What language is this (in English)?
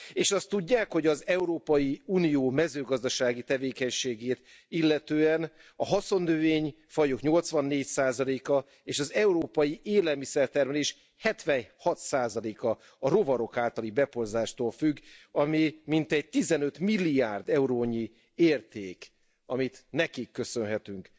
Hungarian